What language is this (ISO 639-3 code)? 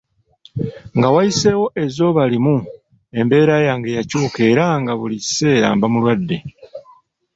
lug